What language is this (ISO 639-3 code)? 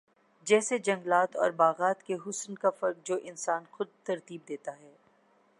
urd